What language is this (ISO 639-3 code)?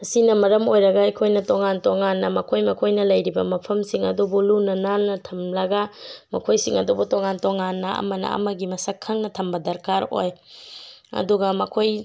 mni